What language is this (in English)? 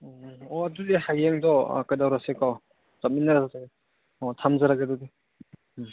Manipuri